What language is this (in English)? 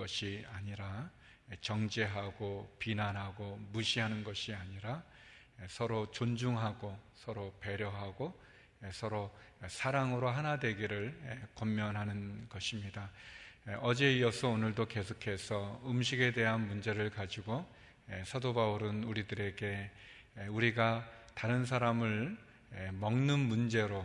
Korean